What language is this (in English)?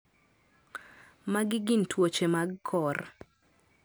Luo (Kenya and Tanzania)